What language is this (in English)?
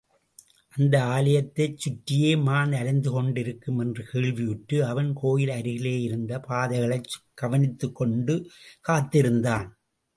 Tamil